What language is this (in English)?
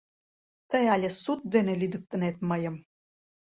Mari